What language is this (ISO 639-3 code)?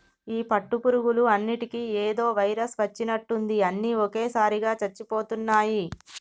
tel